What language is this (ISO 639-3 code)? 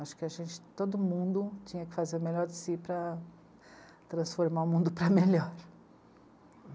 por